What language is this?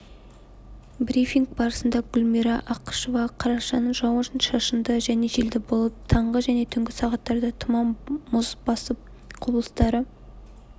Kazakh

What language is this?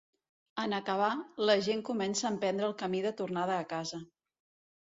Catalan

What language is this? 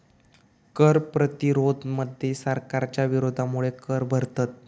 Marathi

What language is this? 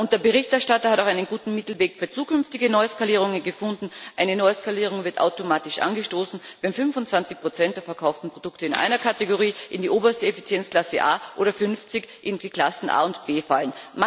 German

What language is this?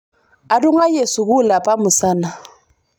Masai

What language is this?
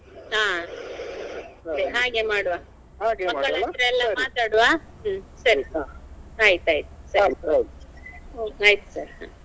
Kannada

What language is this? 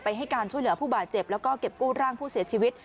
Thai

